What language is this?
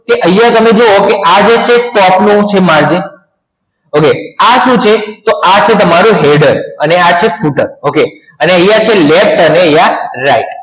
Gujarati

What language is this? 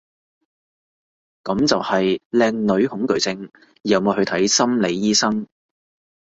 Cantonese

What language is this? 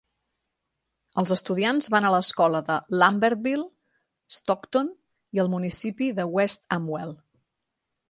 Catalan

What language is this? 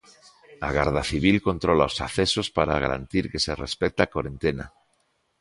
Galician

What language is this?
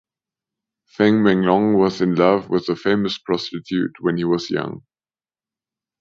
English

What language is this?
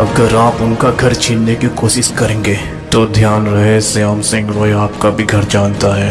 Hindi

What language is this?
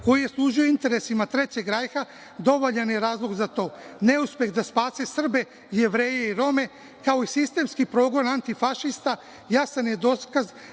Serbian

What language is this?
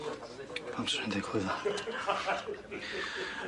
Welsh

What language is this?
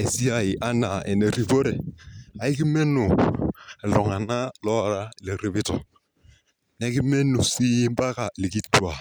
Masai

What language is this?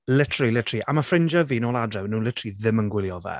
Welsh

